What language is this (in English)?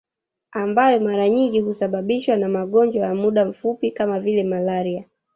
Swahili